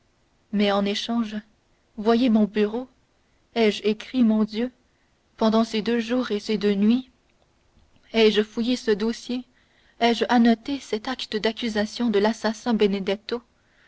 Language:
French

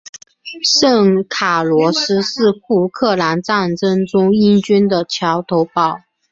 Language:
Chinese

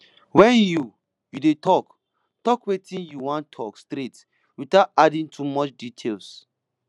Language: Nigerian Pidgin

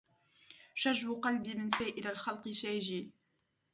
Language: Arabic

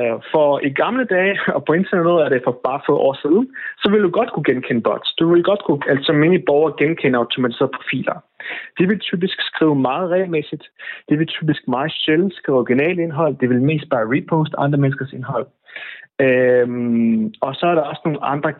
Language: Danish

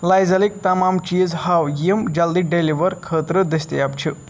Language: Kashmiri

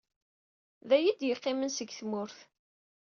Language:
Kabyle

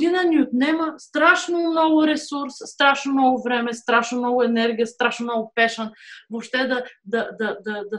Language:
Bulgarian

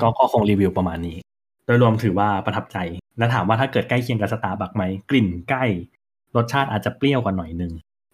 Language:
Thai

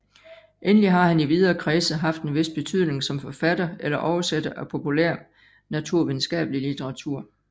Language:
Danish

